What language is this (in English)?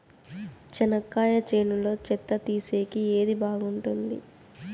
Telugu